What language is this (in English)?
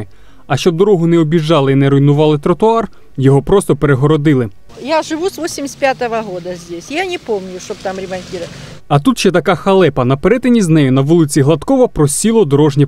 Ukrainian